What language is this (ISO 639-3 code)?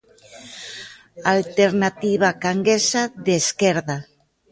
glg